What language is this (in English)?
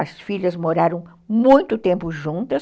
Portuguese